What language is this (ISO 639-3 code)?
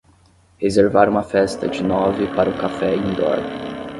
por